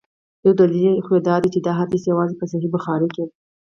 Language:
Pashto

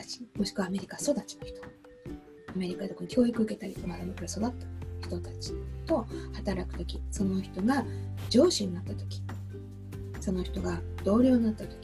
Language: Japanese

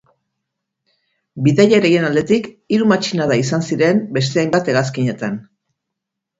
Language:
Basque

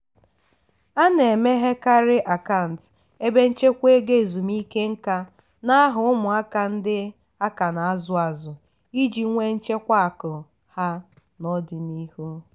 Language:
Igbo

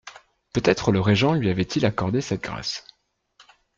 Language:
French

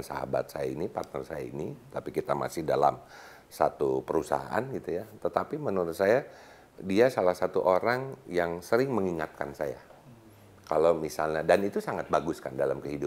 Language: Indonesian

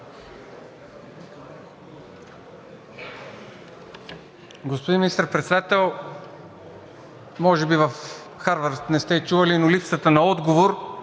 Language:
Bulgarian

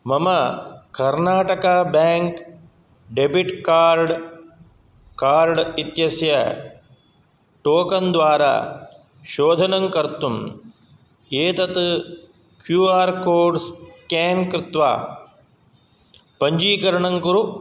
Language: Sanskrit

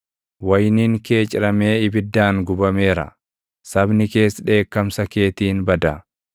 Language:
Oromo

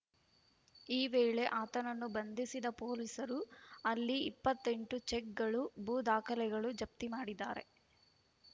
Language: Kannada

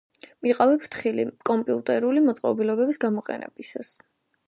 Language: Georgian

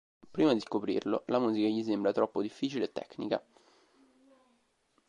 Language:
Italian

